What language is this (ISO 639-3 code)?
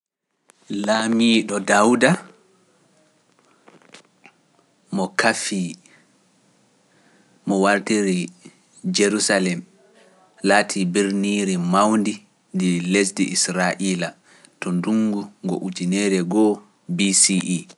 fuf